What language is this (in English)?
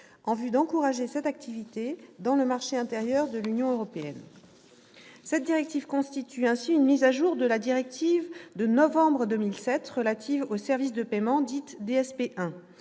French